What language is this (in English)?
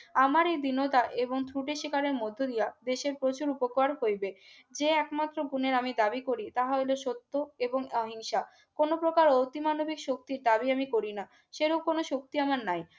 Bangla